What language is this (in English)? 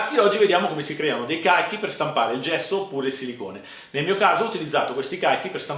Italian